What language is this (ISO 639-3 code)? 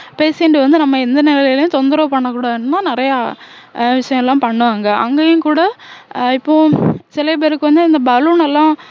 tam